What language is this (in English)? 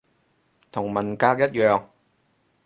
Cantonese